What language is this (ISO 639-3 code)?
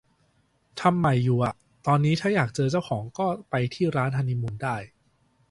tha